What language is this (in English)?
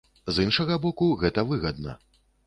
Belarusian